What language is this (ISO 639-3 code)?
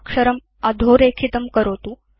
san